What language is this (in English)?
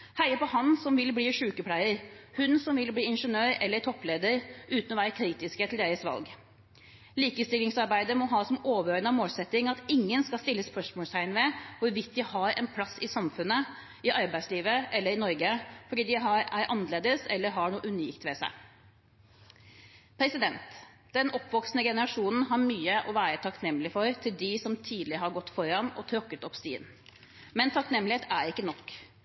Norwegian Bokmål